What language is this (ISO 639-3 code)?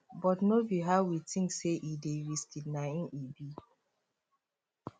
pcm